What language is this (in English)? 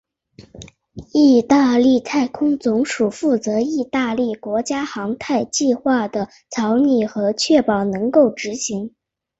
Chinese